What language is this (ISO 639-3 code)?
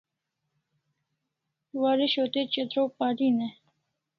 kls